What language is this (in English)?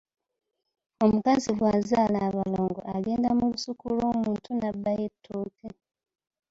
Ganda